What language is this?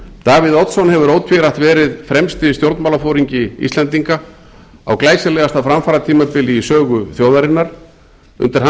Icelandic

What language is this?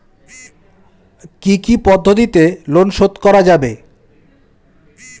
Bangla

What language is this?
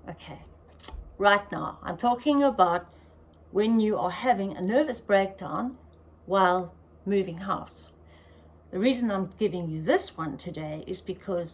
English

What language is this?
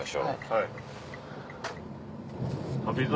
Japanese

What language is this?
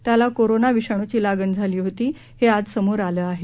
Marathi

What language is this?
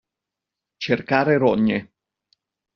Italian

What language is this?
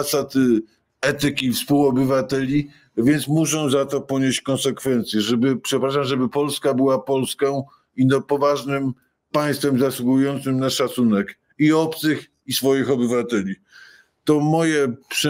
Polish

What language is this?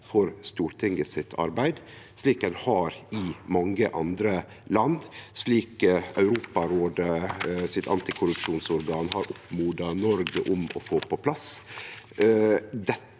Norwegian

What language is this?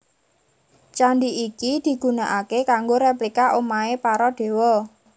Javanese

